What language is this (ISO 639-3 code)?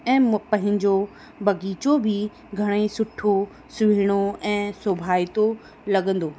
snd